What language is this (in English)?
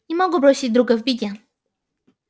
Russian